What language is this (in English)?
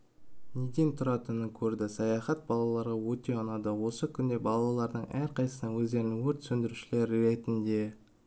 Kazakh